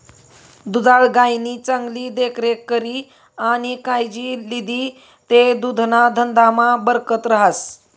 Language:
Marathi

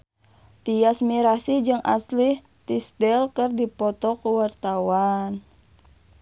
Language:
Sundanese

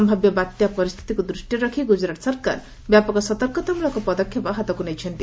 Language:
Odia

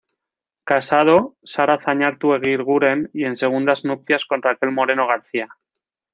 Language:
Spanish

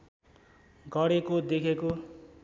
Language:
Nepali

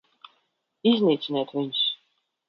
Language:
Latvian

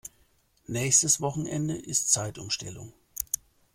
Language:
German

